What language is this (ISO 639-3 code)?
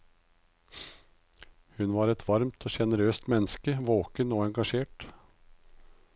nor